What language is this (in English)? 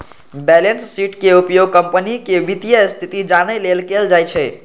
Maithili